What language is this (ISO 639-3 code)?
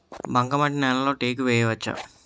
tel